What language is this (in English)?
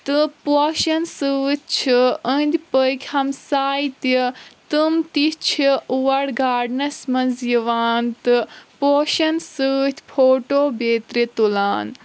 Kashmiri